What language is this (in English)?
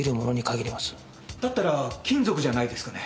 Japanese